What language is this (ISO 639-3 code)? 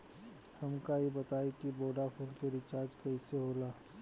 bho